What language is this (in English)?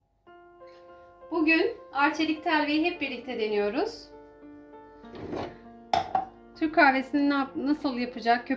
Turkish